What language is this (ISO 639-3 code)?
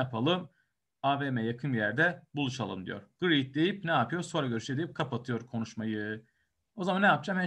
tur